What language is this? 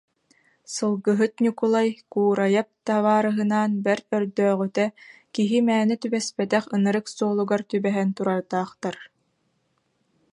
Yakut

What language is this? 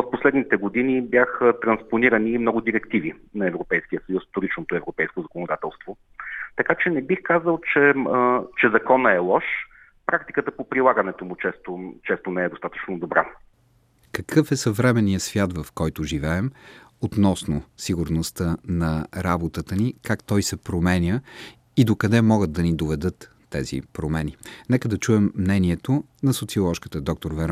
Bulgarian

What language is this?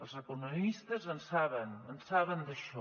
Catalan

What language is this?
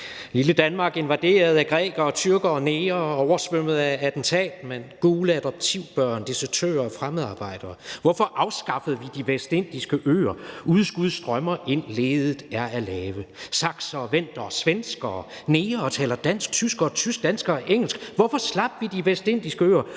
Danish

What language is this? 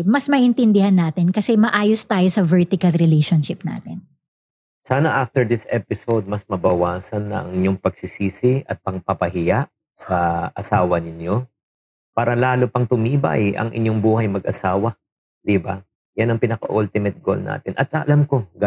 Filipino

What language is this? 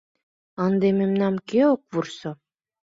Mari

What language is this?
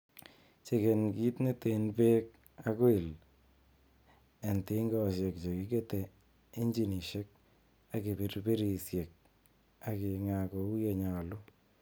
Kalenjin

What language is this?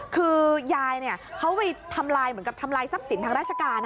Thai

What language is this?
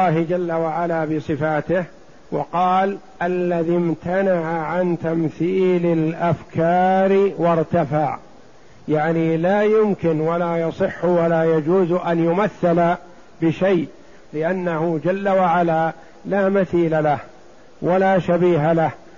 Arabic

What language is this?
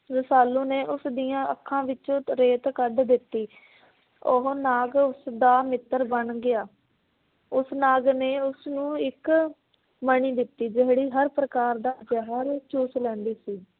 Punjabi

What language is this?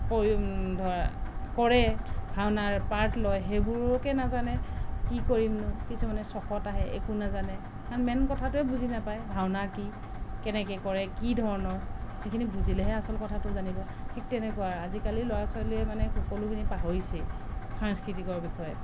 Assamese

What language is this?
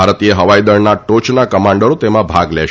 Gujarati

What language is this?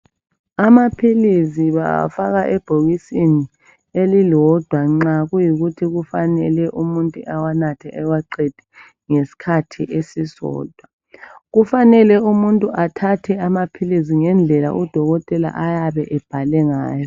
North Ndebele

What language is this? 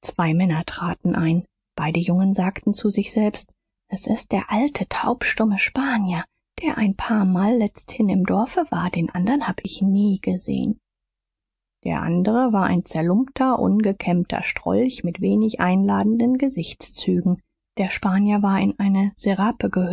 German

